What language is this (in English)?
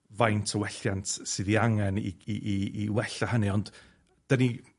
Welsh